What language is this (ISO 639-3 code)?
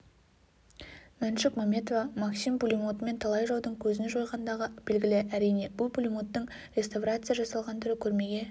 kaz